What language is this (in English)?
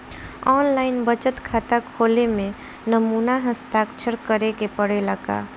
Bhojpuri